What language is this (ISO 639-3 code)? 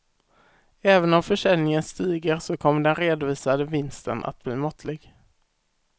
swe